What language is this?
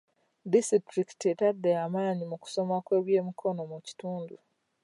Ganda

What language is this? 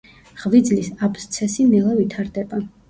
Georgian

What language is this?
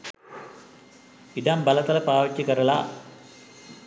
Sinhala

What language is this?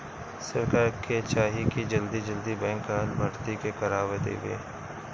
Bhojpuri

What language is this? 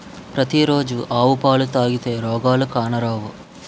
Telugu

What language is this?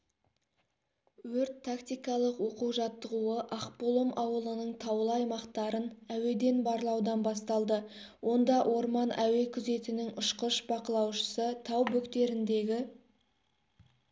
Kazakh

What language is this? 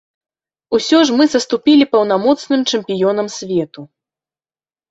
Belarusian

